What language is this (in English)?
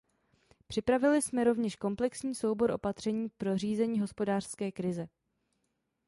Czech